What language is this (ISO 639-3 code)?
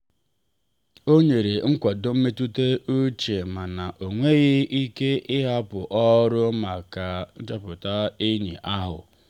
ibo